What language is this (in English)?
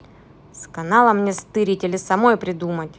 Russian